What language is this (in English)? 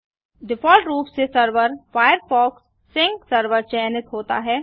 Hindi